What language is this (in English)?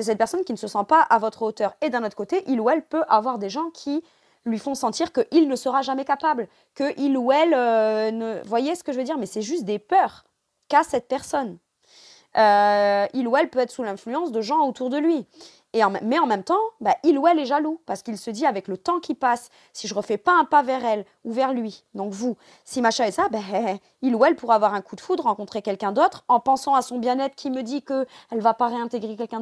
French